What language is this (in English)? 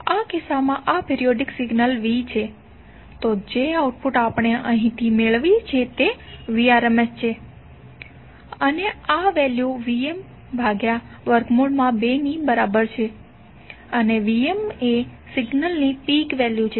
Gujarati